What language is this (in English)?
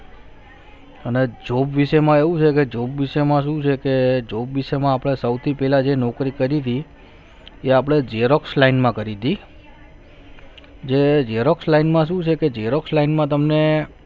Gujarati